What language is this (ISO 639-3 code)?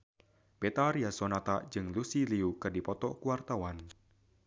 sun